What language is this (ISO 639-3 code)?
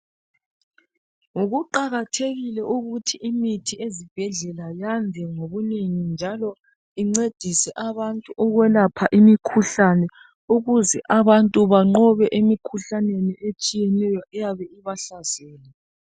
nde